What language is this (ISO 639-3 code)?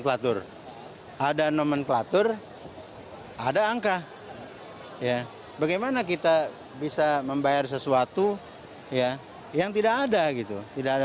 ind